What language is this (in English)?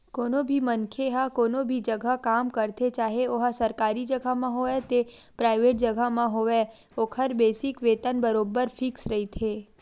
Chhattisgarhi